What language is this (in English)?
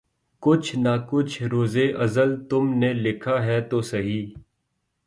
Urdu